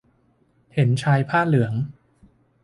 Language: Thai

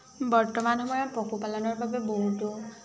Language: Assamese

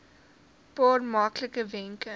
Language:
Afrikaans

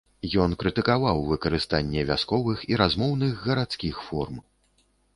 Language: Belarusian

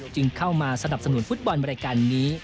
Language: Thai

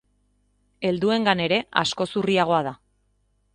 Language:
Basque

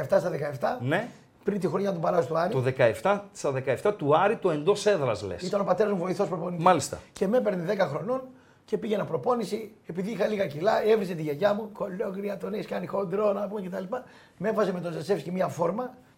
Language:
Greek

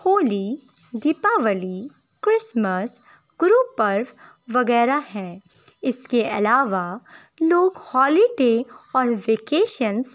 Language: Urdu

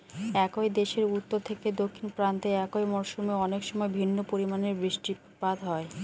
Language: Bangla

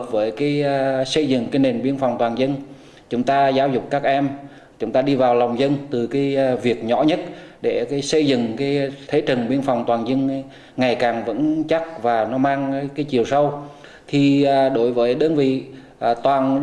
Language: Vietnamese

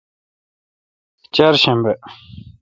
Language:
Kalkoti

